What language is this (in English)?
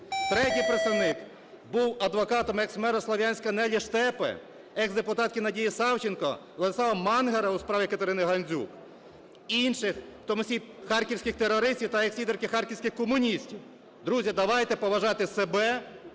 Ukrainian